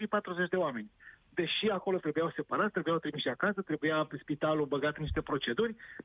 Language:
Romanian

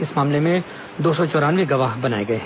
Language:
Hindi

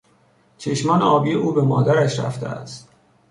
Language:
Persian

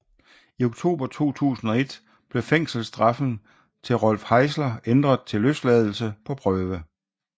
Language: Danish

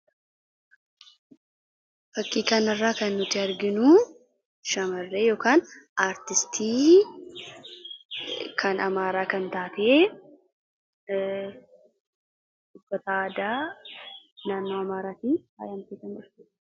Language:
Oromo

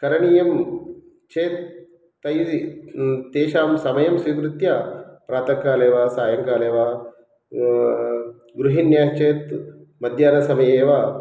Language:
Sanskrit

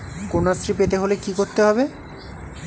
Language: Bangla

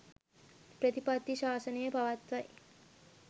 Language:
Sinhala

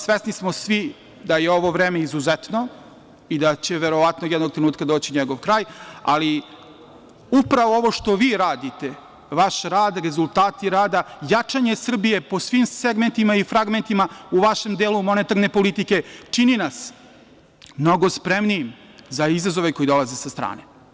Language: Serbian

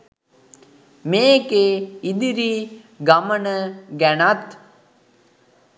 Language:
Sinhala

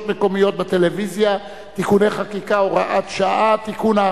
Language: Hebrew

